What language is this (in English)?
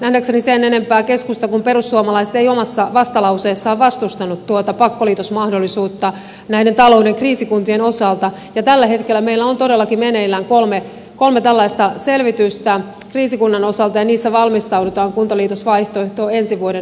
Finnish